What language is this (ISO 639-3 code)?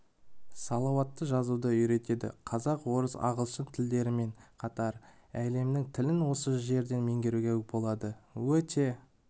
kaz